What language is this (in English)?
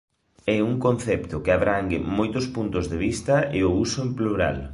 Galician